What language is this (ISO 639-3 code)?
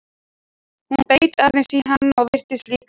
isl